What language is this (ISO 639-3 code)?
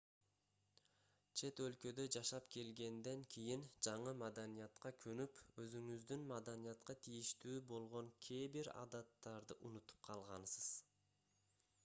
kir